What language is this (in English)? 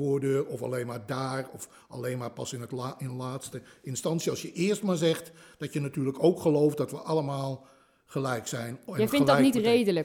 Dutch